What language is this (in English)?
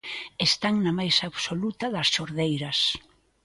Galician